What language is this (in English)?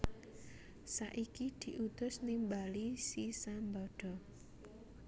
Javanese